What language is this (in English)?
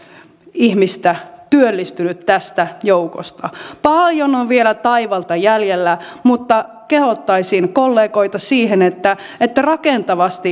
Finnish